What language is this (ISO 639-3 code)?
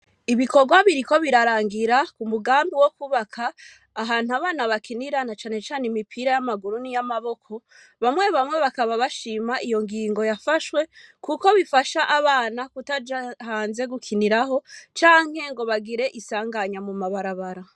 run